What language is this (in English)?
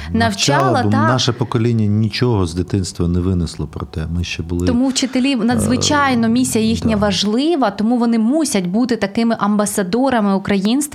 Ukrainian